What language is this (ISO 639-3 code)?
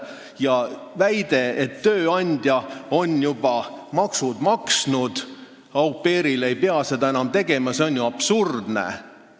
est